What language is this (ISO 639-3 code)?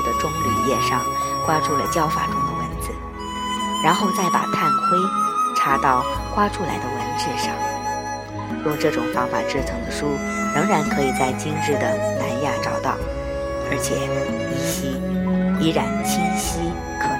zho